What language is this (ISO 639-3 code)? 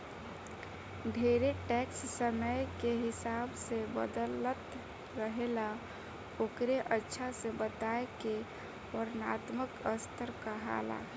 bho